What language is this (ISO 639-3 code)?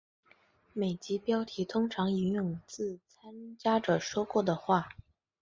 zho